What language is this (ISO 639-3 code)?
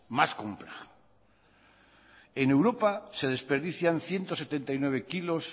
spa